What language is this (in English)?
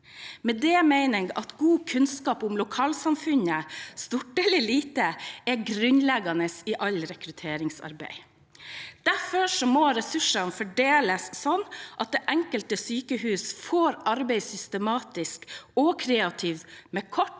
Norwegian